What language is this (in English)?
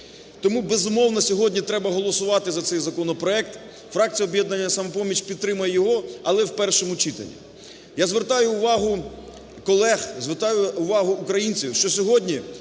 Ukrainian